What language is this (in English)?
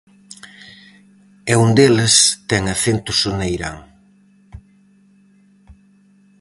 Galician